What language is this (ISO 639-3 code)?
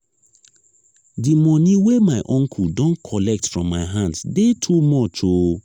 pcm